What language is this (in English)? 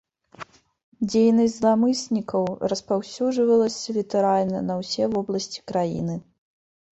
Belarusian